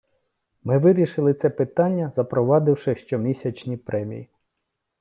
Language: Ukrainian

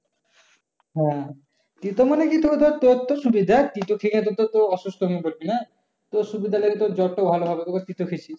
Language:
Bangla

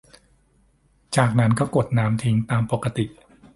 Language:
Thai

